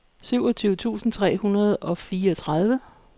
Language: Danish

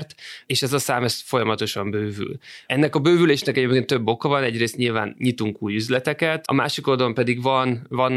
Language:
Hungarian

